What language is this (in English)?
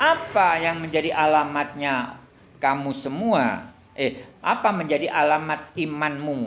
Indonesian